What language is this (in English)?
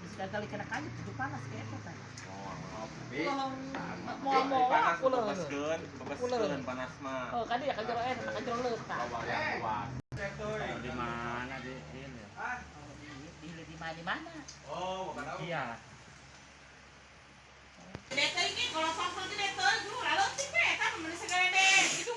Indonesian